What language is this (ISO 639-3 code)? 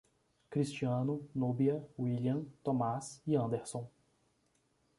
por